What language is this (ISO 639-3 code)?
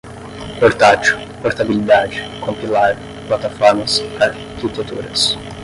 por